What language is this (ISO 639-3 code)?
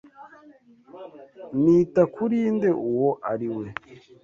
kin